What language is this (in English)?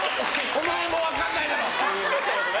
Japanese